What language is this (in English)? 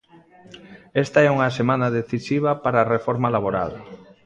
Galician